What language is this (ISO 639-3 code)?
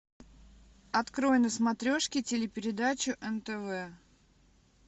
rus